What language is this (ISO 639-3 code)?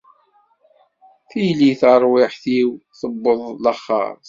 kab